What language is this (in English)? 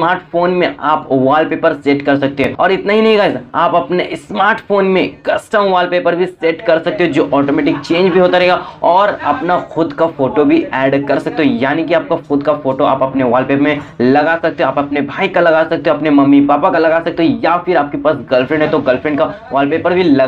Hindi